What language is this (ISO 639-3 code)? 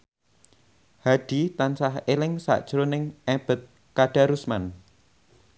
jav